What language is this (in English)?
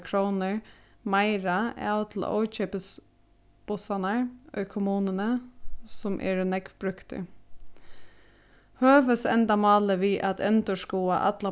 Faroese